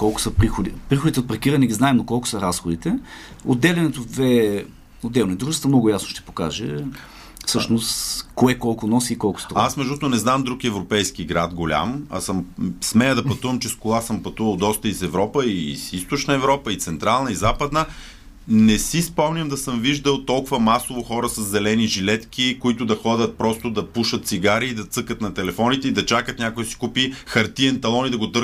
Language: Bulgarian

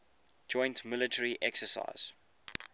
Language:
English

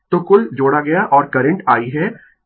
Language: Hindi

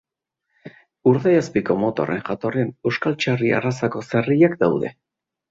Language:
Basque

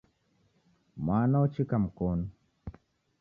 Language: Taita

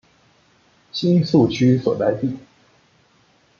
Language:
Chinese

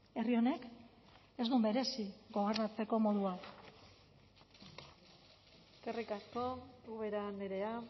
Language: Basque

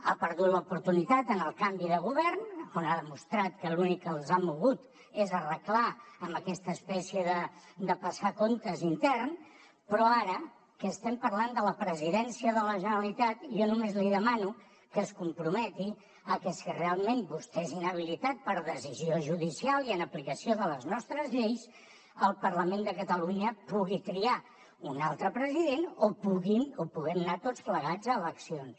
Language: Catalan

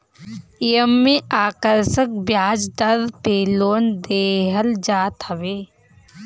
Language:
Bhojpuri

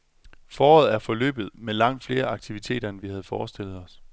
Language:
Danish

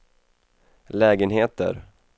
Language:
Swedish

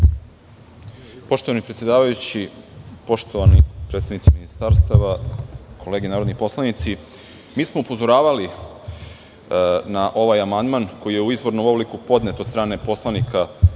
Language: Serbian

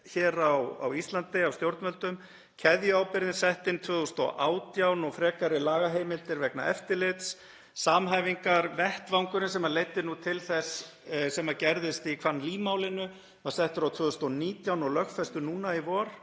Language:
Icelandic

